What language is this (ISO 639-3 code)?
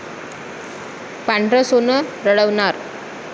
mar